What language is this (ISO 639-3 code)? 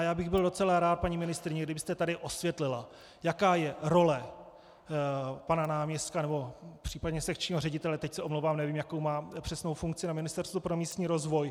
ces